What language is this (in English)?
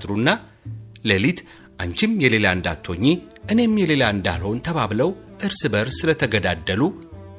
Amharic